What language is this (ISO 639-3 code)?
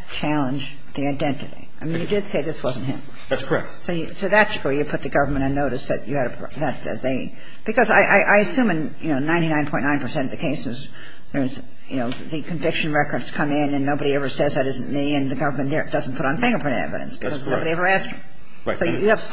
eng